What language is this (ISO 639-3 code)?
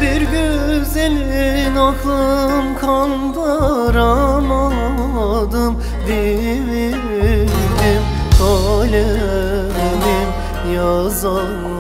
tur